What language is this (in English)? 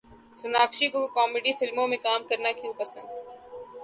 Urdu